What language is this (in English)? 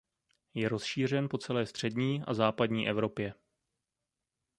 Czech